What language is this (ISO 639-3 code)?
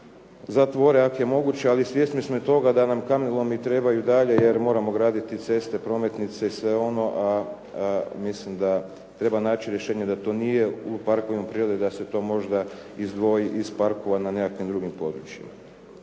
hrv